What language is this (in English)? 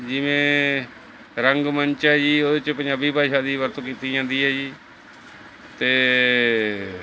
Punjabi